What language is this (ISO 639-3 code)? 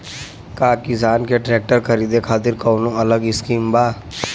bho